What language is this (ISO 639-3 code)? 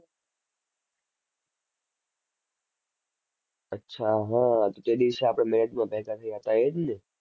guj